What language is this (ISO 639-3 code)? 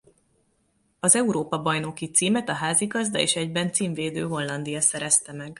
hun